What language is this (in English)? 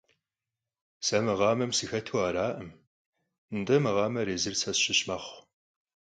Kabardian